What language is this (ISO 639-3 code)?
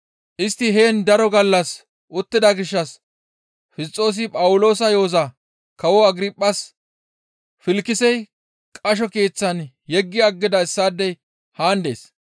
gmv